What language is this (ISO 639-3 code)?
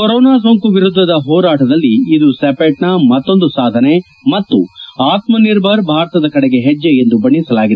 kan